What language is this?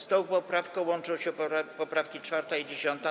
Polish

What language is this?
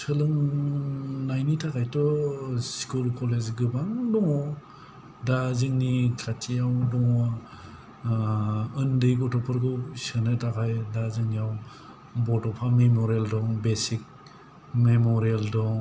Bodo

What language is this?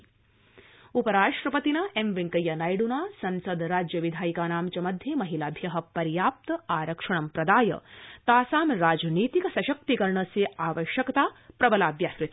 Sanskrit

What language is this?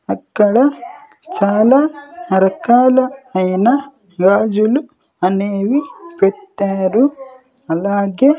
Telugu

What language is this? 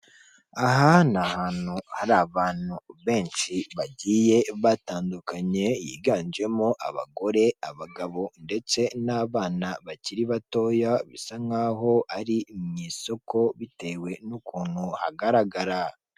Kinyarwanda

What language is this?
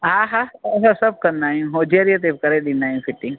Sindhi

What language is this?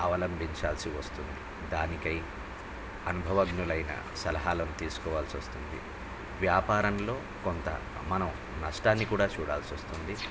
Telugu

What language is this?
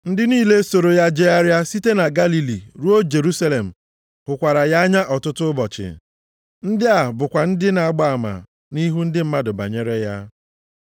Igbo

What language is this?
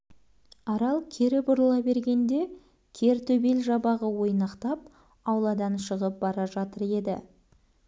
Kazakh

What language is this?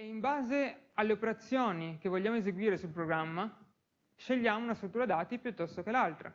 Italian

